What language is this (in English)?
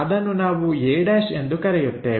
Kannada